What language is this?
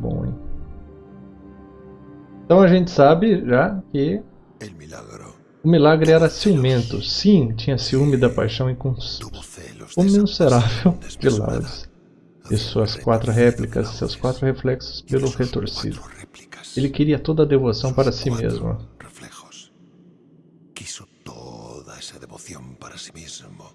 Portuguese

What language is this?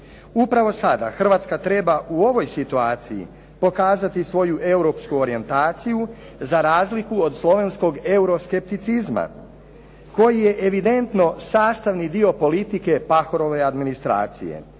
Croatian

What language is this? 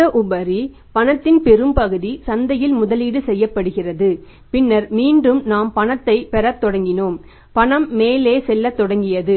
Tamil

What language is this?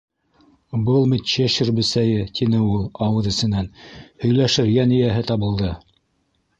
Bashkir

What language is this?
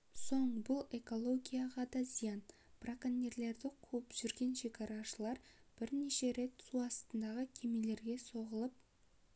Kazakh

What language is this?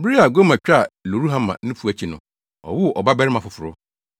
Akan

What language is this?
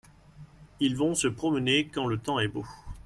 French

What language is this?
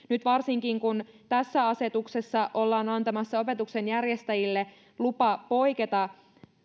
Finnish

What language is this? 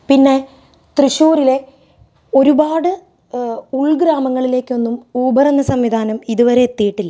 Malayalam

